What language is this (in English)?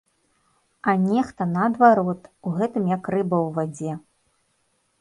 Belarusian